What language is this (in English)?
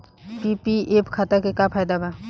Bhojpuri